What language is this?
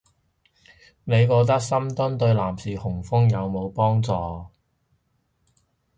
Cantonese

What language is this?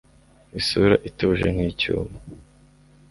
Kinyarwanda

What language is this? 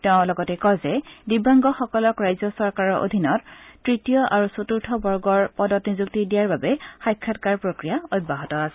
Assamese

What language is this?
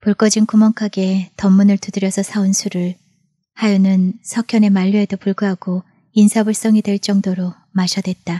Korean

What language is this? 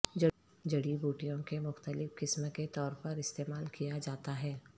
Urdu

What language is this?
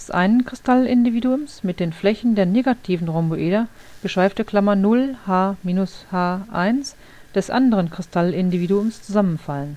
German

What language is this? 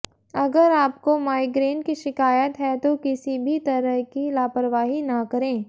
Hindi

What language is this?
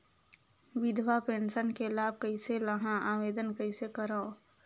Chhattisgarhi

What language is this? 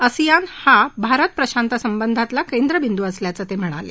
Marathi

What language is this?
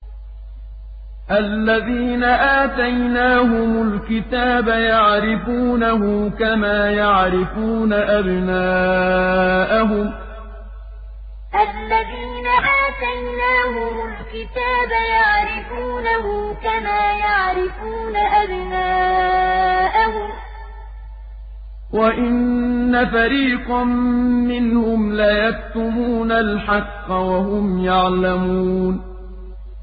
Arabic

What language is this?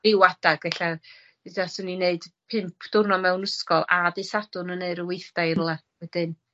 Welsh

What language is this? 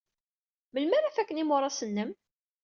Kabyle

